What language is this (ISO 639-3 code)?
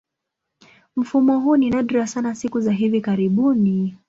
swa